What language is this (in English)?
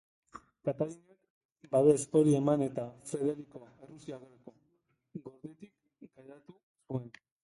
Basque